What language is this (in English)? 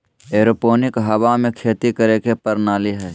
Magahi